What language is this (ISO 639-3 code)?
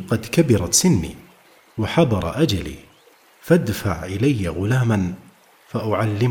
ara